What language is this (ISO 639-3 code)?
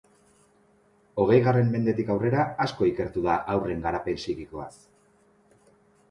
eus